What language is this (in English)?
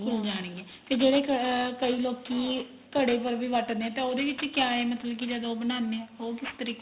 Punjabi